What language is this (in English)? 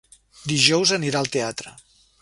Catalan